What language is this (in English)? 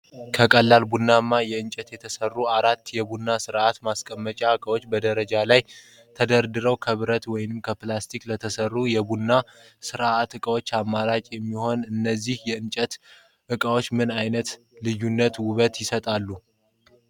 Amharic